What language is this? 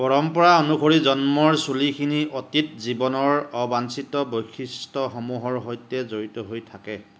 Assamese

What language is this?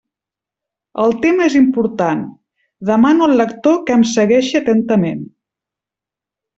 Catalan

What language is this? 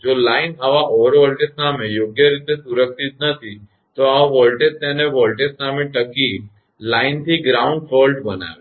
Gujarati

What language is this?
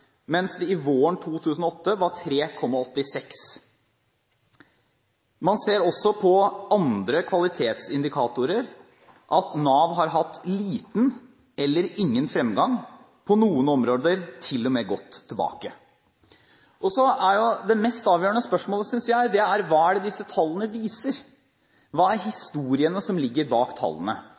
Norwegian Bokmål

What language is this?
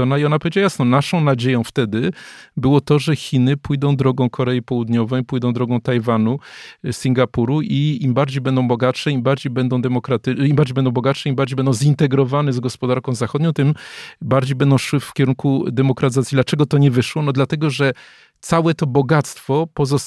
Polish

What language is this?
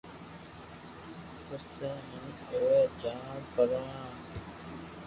Loarki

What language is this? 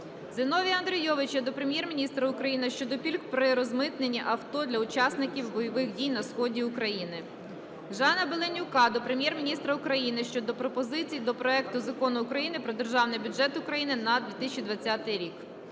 Ukrainian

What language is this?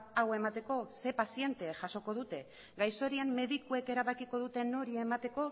Basque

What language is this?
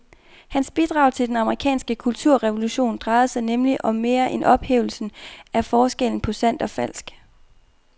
Danish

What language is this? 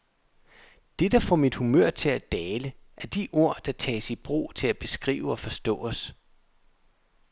Danish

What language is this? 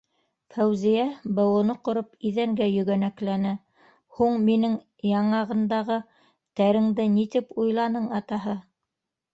Bashkir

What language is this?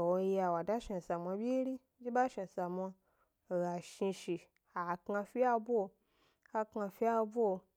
Gbari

